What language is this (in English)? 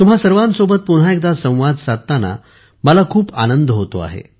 Marathi